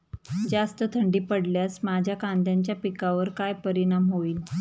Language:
Marathi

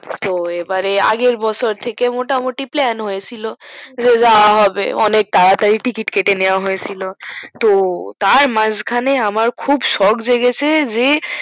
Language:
Bangla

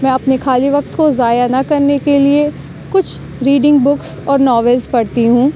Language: Urdu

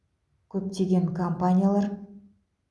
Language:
Kazakh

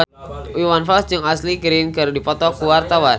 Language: Sundanese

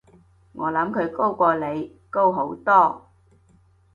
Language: Cantonese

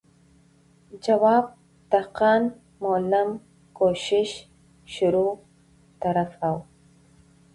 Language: Pashto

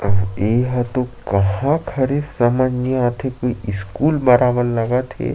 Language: Chhattisgarhi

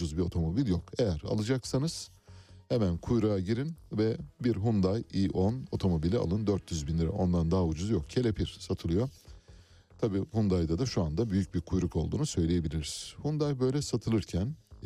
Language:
Turkish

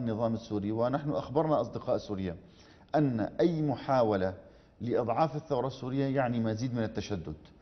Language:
Arabic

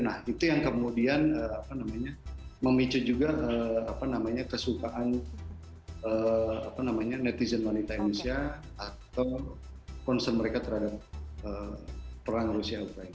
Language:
Indonesian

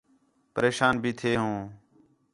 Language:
Khetrani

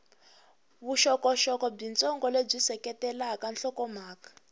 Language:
Tsonga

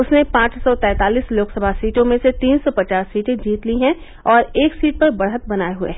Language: Hindi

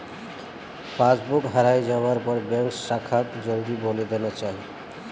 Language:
Magahi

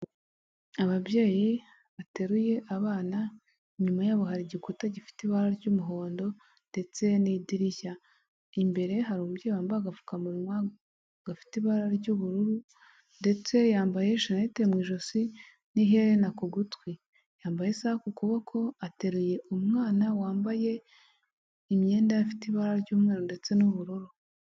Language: Kinyarwanda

